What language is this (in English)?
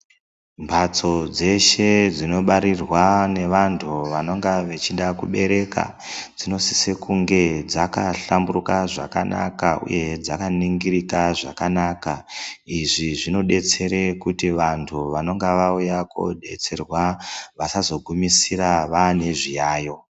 Ndau